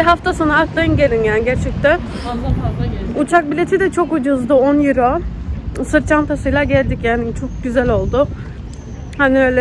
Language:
Turkish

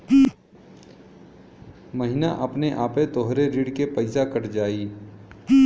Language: Bhojpuri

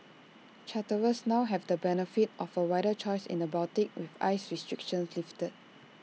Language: English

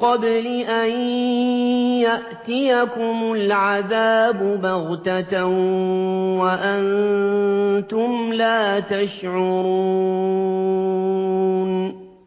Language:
Arabic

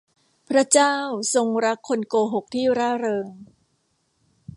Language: Thai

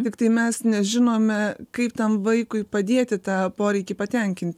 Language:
Lithuanian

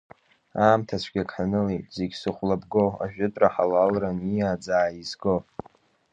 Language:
Abkhazian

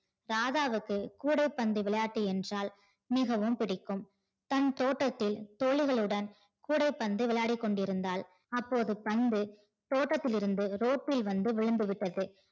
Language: Tamil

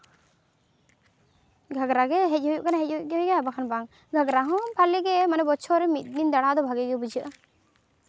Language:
Santali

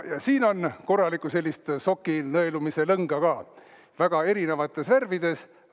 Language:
Estonian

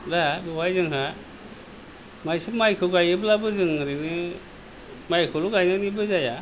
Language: Bodo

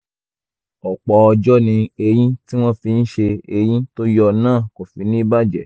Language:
Yoruba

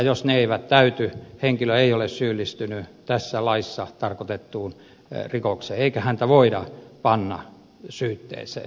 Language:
Finnish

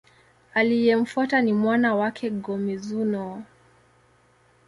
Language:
Swahili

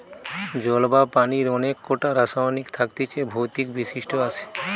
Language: Bangla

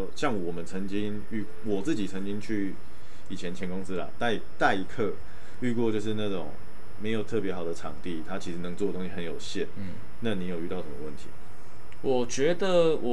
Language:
Chinese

